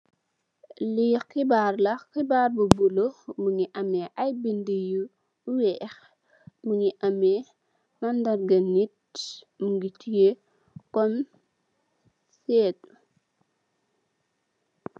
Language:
Wolof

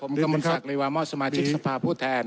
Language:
Thai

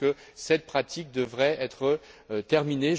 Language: French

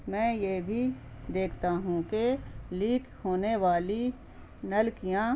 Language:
Urdu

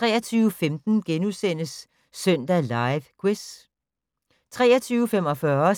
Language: Danish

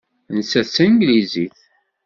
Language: Kabyle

